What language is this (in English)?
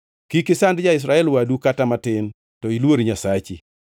Luo (Kenya and Tanzania)